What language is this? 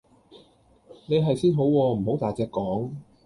Cantonese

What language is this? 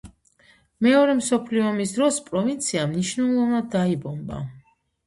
Georgian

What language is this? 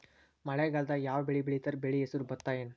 Kannada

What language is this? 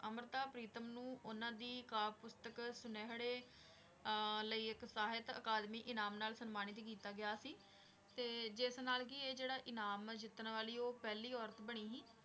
Punjabi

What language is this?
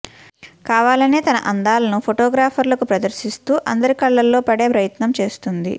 Telugu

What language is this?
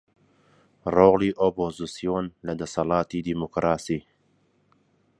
Central Kurdish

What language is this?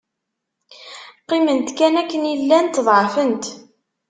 Kabyle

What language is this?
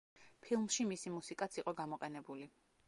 Georgian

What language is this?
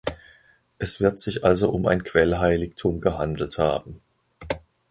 German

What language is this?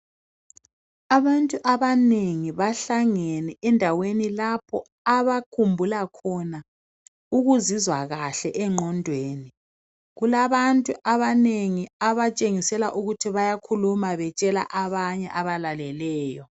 North Ndebele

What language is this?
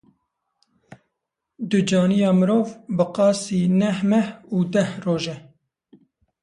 Kurdish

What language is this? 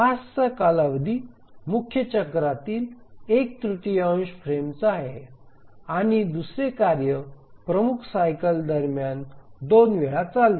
Marathi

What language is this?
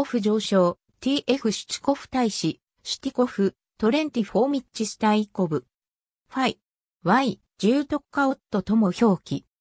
Japanese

